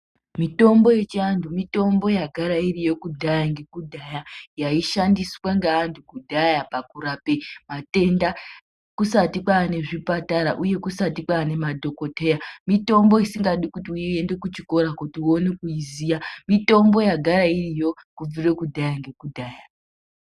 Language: Ndau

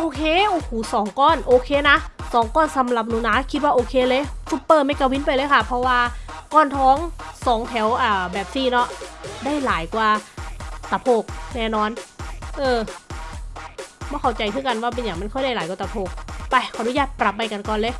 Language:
Thai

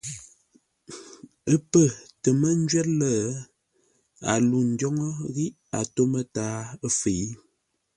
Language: Ngombale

